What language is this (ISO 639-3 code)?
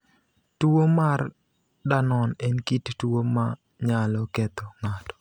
luo